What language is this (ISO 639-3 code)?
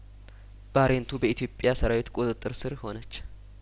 amh